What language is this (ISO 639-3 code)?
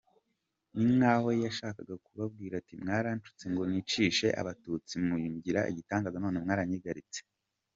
kin